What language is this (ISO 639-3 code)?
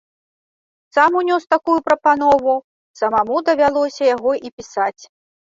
bel